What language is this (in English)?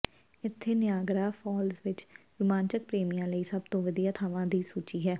Punjabi